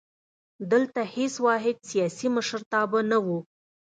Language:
Pashto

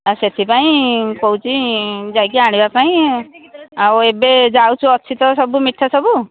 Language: Odia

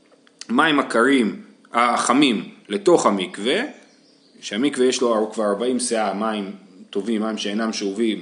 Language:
Hebrew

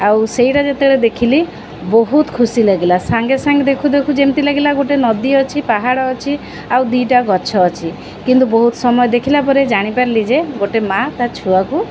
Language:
Odia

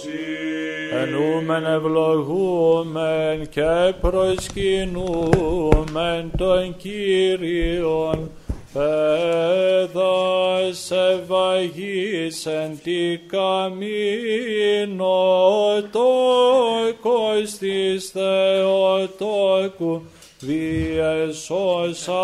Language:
Greek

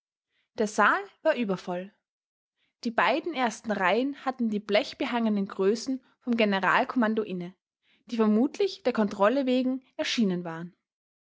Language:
German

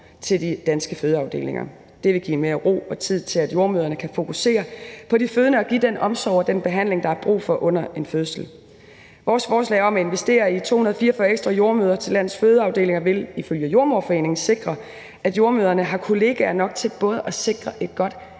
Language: Danish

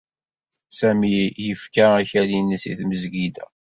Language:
Kabyle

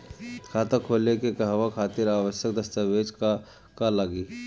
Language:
Bhojpuri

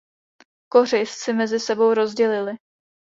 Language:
Czech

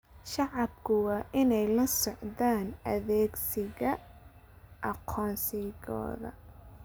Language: Somali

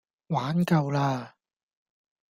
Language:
Cantonese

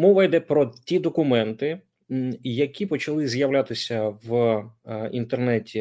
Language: Ukrainian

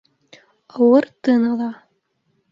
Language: Bashkir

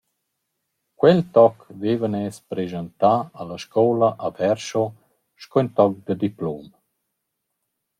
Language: Romansh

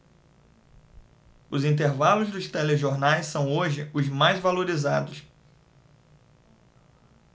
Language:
Portuguese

